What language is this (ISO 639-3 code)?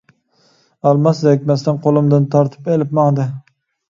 uig